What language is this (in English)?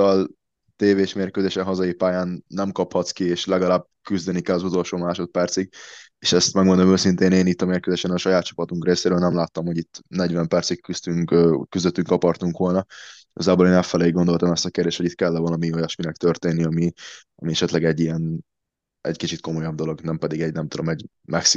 Hungarian